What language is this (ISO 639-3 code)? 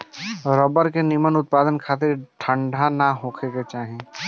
bho